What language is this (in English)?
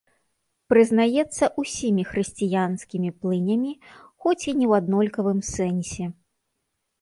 Belarusian